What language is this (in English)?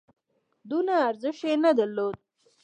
Pashto